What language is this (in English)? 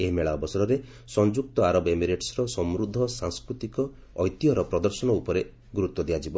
Odia